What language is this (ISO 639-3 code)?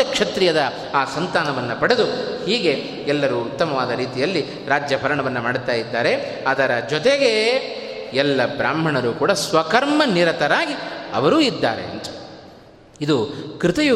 kan